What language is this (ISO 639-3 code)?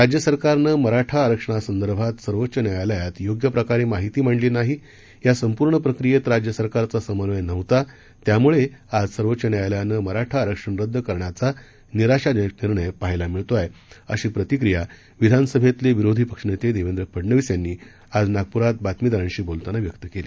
mar